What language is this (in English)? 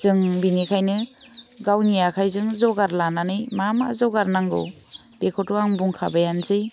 Bodo